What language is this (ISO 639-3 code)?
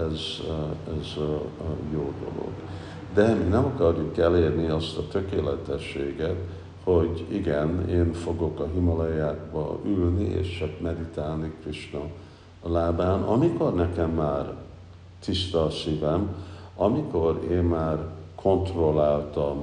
hun